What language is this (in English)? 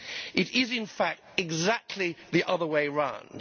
English